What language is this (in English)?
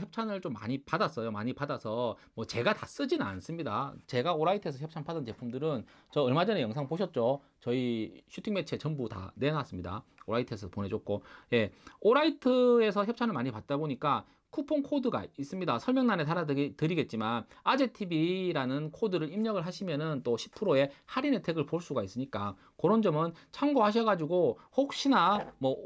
Korean